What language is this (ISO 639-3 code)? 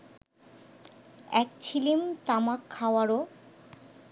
ben